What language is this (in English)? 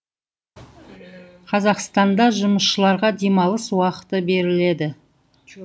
Kazakh